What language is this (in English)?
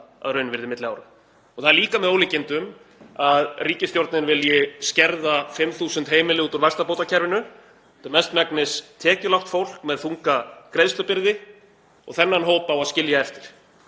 Icelandic